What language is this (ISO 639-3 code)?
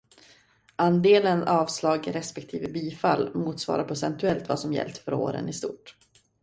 swe